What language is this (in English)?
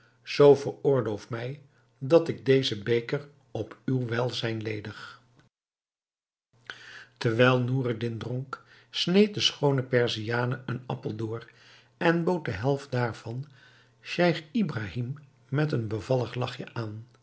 Dutch